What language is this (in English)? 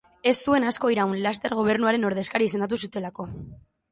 Basque